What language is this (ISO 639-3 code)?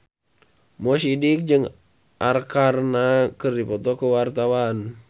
sun